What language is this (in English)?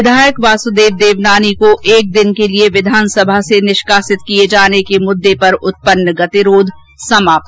Hindi